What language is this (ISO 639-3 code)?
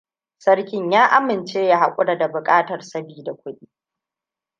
hau